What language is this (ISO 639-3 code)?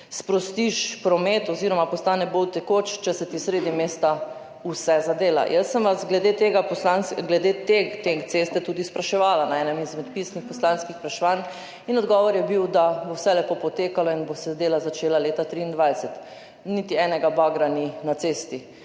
slv